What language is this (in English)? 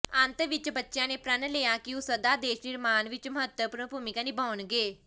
Punjabi